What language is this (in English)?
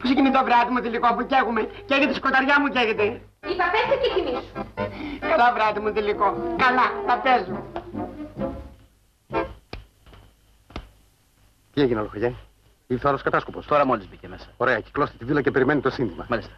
Greek